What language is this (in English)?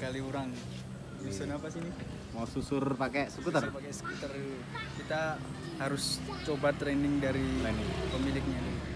Indonesian